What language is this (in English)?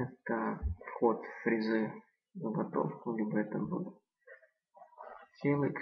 Russian